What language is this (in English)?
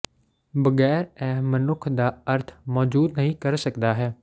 Punjabi